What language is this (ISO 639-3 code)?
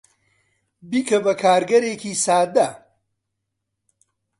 ckb